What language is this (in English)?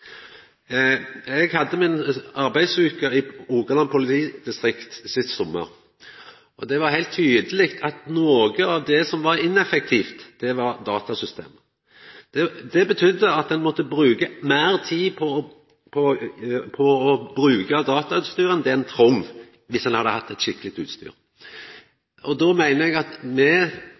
Norwegian Nynorsk